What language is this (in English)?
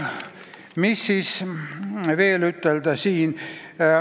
Estonian